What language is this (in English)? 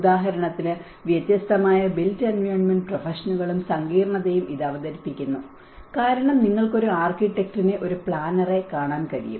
Malayalam